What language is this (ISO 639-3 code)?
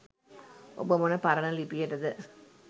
sin